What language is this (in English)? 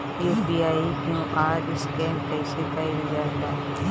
Bhojpuri